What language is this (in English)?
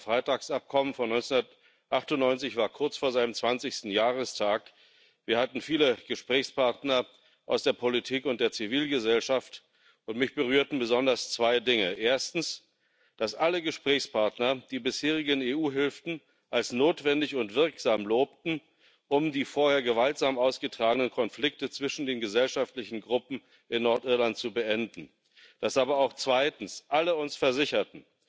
German